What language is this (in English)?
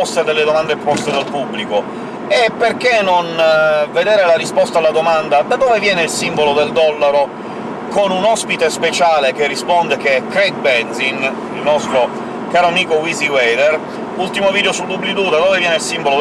Italian